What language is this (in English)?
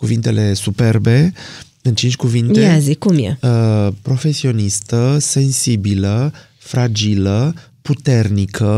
Romanian